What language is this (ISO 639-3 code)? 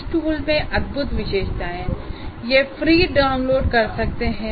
hin